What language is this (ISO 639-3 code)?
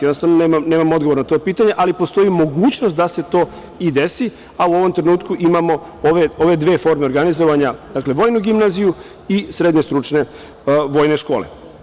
srp